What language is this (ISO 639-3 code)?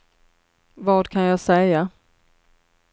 swe